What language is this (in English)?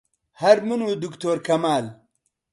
Central Kurdish